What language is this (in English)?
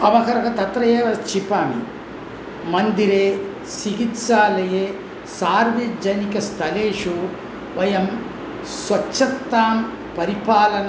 Sanskrit